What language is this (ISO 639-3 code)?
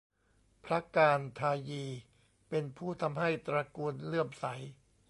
tha